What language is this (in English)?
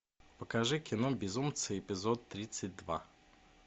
Russian